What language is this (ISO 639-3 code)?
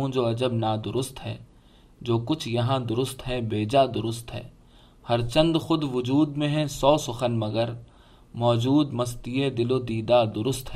urd